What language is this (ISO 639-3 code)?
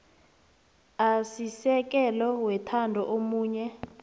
nbl